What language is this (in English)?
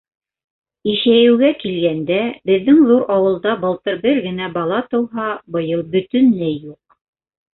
Bashkir